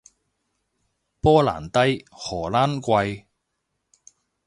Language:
Cantonese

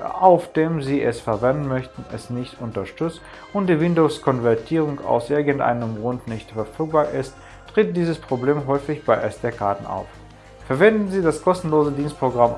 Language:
German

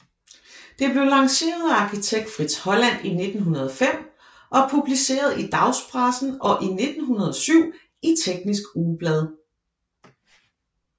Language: Danish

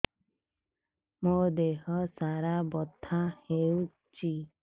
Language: Odia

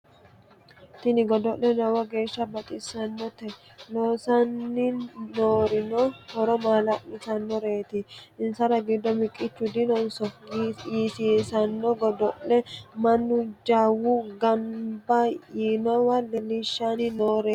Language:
Sidamo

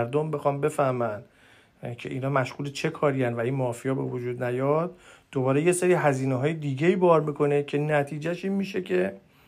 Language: Persian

